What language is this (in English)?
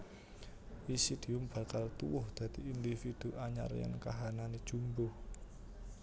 Javanese